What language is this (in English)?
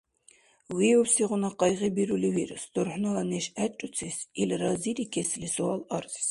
Dargwa